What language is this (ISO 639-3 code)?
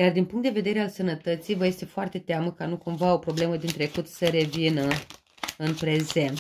ron